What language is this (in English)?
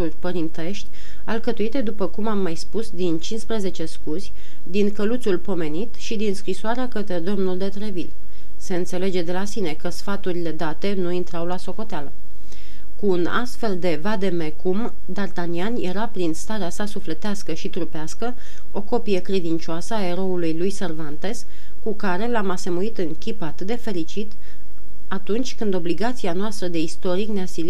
Romanian